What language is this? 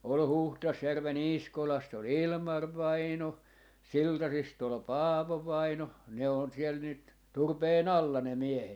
Finnish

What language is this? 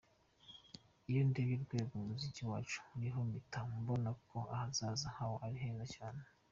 Kinyarwanda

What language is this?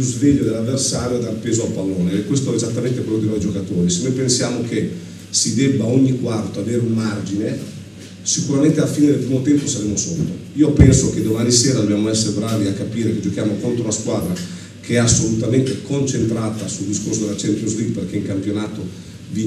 Italian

